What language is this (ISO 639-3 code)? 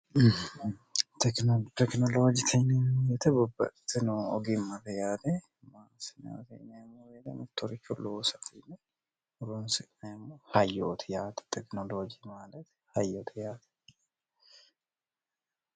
sid